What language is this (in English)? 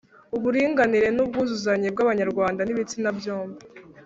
Kinyarwanda